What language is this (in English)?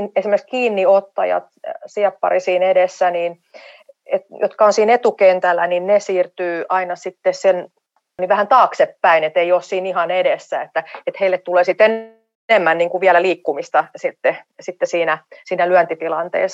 Finnish